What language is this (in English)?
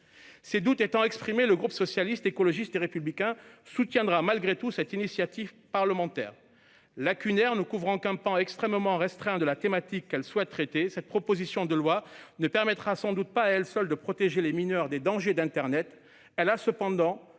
French